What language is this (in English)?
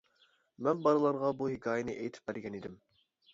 Uyghur